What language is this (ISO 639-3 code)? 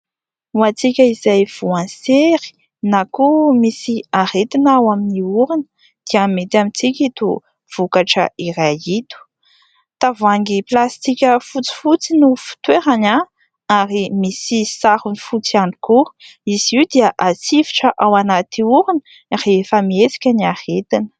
mlg